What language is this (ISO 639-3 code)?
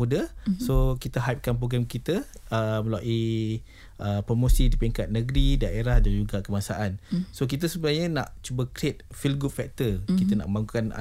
msa